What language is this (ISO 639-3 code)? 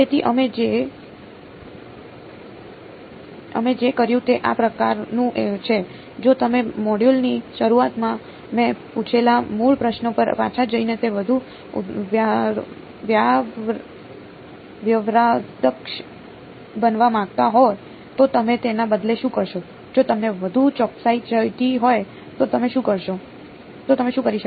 guj